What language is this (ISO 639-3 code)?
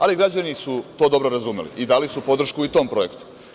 srp